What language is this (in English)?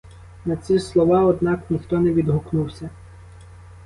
Ukrainian